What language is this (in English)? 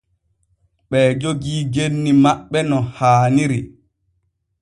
Borgu Fulfulde